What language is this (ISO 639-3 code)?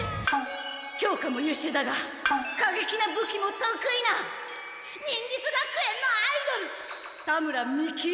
jpn